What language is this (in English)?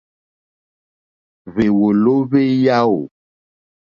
Mokpwe